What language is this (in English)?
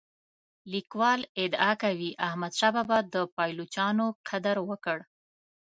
Pashto